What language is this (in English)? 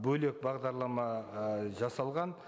Kazakh